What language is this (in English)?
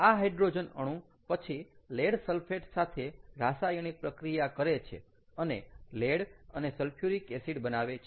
Gujarati